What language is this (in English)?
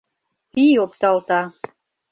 Mari